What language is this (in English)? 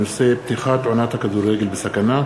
Hebrew